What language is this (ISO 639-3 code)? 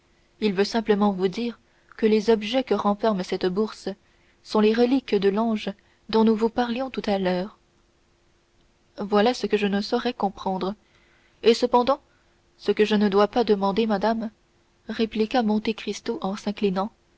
fra